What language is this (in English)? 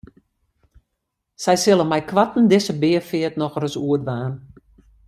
Western Frisian